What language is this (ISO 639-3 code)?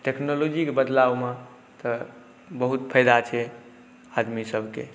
mai